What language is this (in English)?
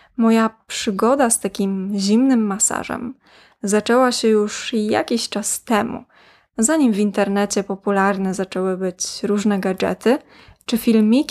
Polish